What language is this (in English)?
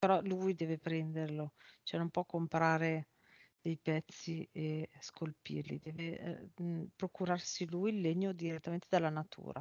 Italian